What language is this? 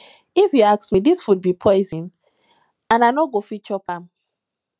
Nigerian Pidgin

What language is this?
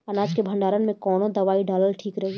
Bhojpuri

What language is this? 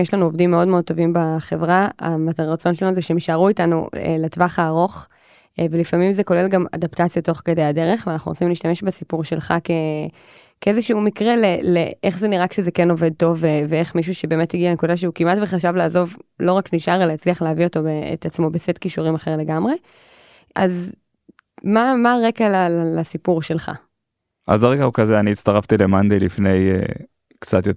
Hebrew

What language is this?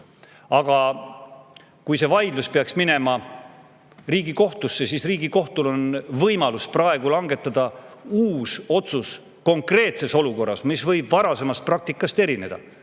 Estonian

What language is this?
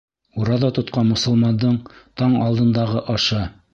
Bashkir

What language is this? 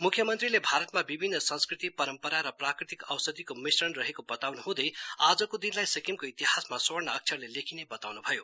Nepali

